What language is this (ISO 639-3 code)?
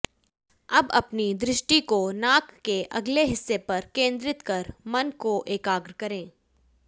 hin